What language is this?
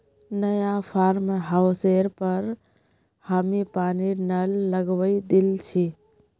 Magahi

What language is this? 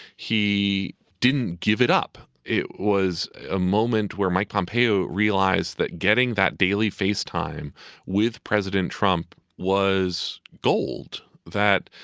English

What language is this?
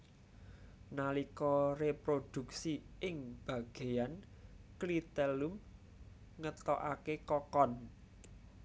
Javanese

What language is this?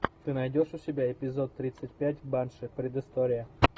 Russian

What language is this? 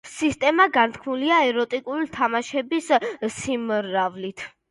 Georgian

